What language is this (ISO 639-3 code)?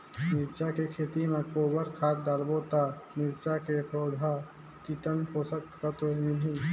hne